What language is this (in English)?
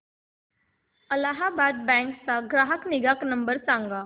Marathi